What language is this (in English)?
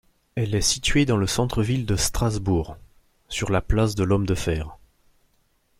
French